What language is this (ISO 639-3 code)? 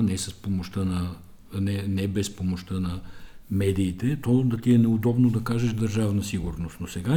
bul